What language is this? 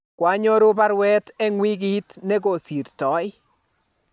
Kalenjin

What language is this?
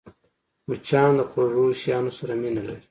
Pashto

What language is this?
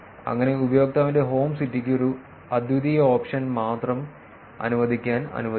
Malayalam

